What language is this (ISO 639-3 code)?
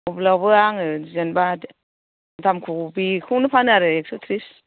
brx